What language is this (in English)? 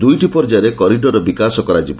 Odia